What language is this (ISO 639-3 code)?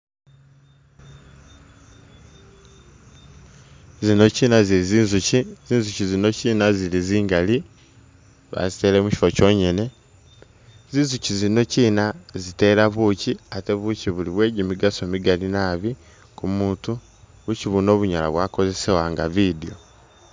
myx